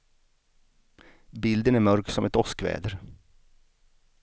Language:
Swedish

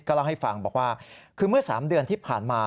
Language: Thai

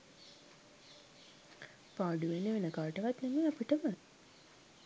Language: Sinhala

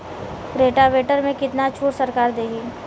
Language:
Bhojpuri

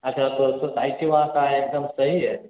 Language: Hindi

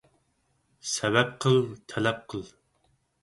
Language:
Uyghur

